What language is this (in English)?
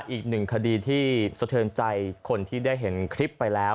Thai